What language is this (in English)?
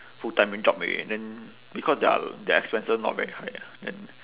English